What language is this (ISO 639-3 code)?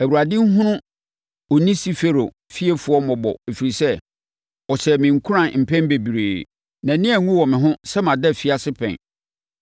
aka